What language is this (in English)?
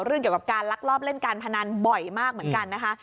Thai